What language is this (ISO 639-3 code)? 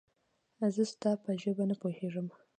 pus